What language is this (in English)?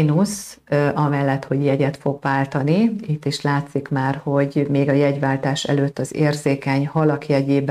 Hungarian